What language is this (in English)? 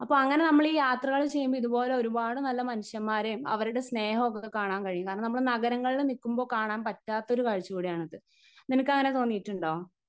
Malayalam